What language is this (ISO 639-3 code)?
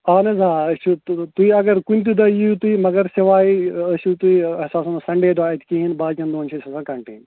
kas